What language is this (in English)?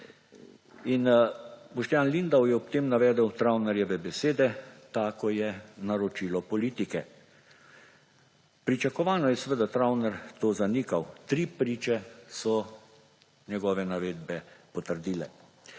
Slovenian